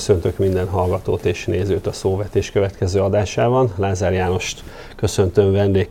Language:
Hungarian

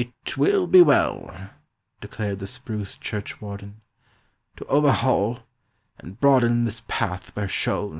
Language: English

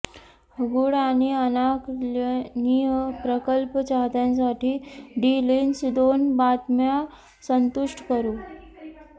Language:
Marathi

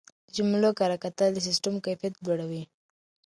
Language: Pashto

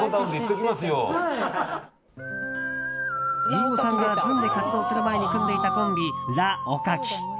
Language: Japanese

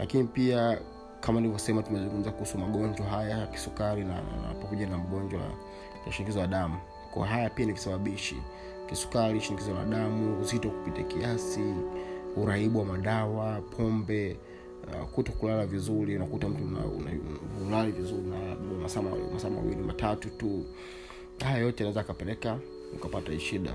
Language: Swahili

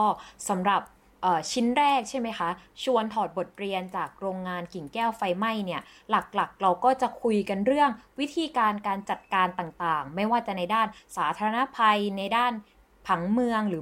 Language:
Thai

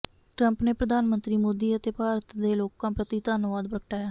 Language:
Punjabi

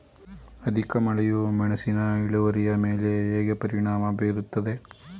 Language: Kannada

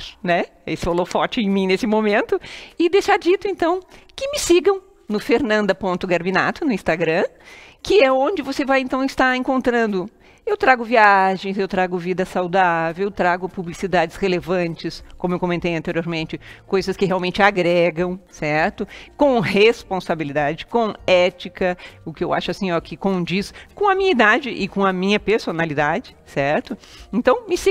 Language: Portuguese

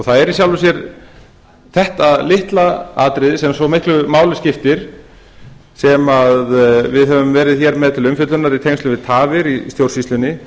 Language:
Icelandic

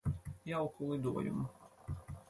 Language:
Latvian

